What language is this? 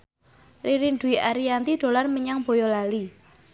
Javanese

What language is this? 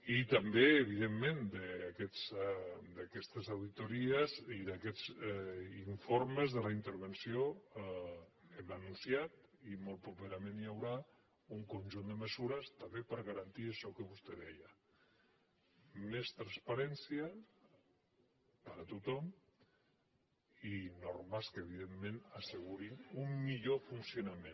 Catalan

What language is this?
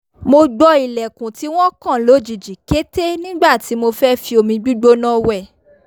Yoruba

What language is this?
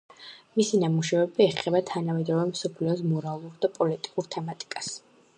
Georgian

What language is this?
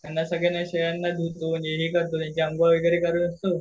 Marathi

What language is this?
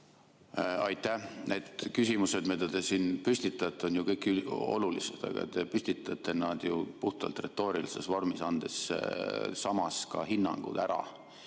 Estonian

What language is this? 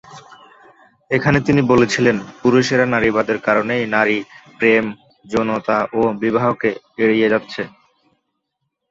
Bangla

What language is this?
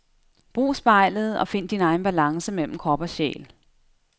Danish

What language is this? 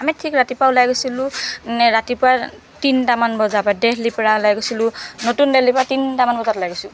Assamese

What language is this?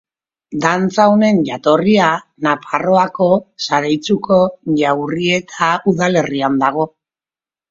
Basque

